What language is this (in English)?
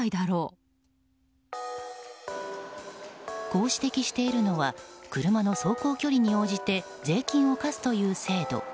Japanese